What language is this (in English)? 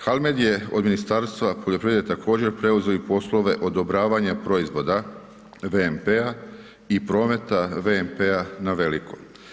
Croatian